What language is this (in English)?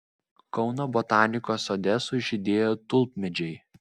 Lithuanian